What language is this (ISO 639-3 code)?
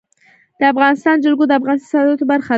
pus